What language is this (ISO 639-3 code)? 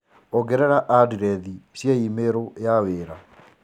kik